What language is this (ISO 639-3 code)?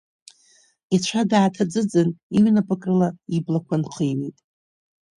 abk